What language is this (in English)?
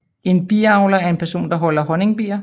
Danish